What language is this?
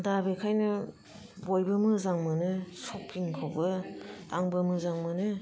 Bodo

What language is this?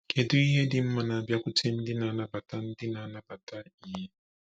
Igbo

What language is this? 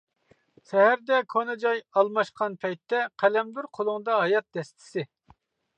Uyghur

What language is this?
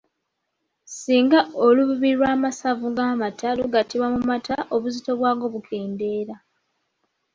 Ganda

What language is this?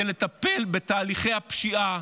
Hebrew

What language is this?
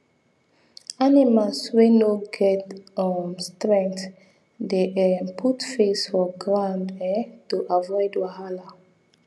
Nigerian Pidgin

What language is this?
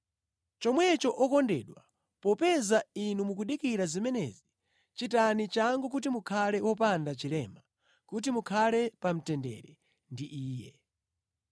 Nyanja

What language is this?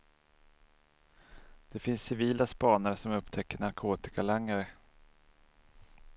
Swedish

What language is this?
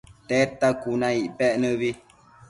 Matsés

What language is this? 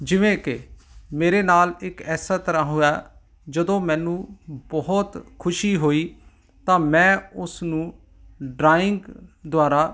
Punjabi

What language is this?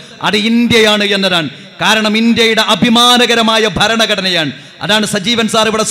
Malayalam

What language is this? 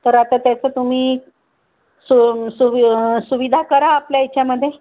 Marathi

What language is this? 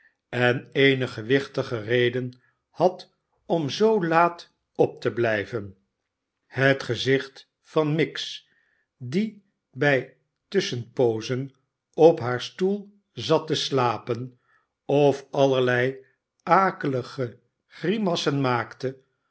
Dutch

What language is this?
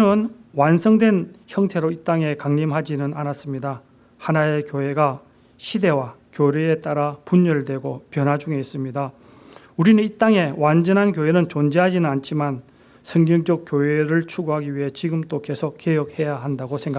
Korean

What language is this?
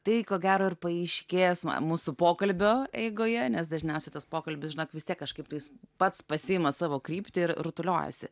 Lithuanian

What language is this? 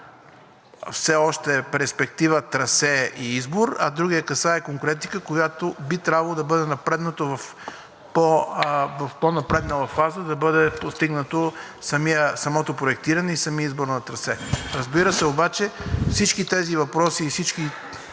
Bulgarian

